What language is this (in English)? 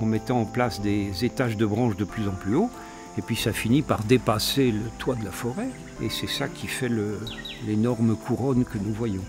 French